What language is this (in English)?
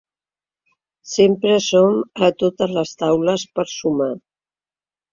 Catalan